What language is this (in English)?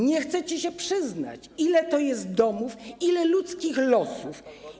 Polish